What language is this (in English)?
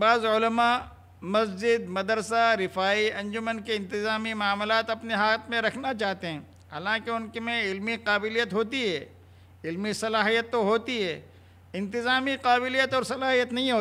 Hindi